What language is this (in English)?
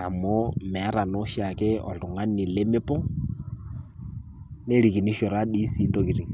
Masai